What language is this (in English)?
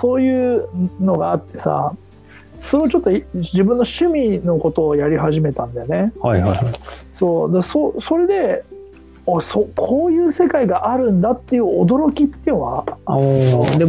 Japanese